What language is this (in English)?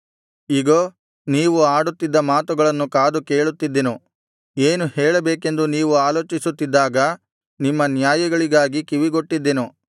Kannada